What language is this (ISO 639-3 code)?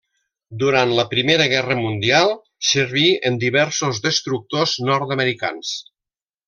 cat